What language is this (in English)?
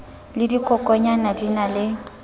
Southern Sotho